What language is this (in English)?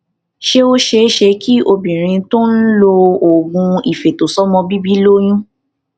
Yoruba